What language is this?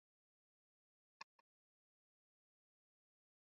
Swahili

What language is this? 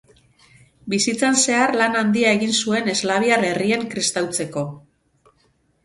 Basque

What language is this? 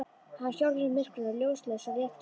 Icelandic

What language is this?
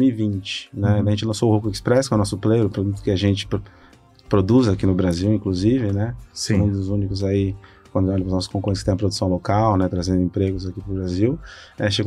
Portuguese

